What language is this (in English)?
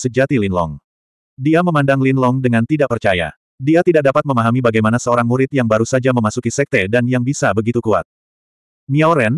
Indonesian